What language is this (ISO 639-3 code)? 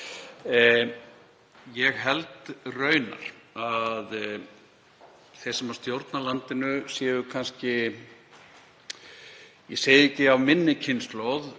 isl